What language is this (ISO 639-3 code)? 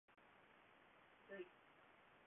jpn